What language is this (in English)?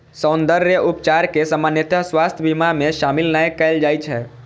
Maithili